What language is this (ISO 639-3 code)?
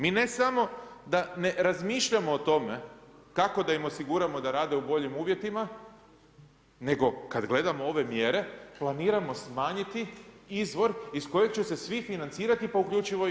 hrv